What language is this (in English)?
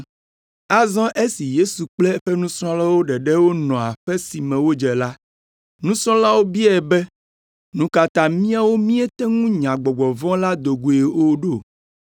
Ewe